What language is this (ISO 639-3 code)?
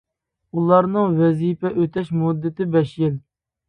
uig